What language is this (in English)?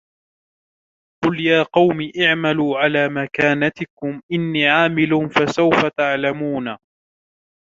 Arabic